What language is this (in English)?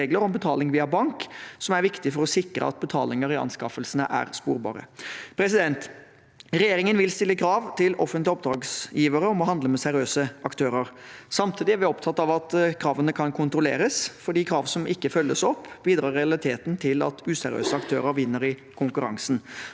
Norwegian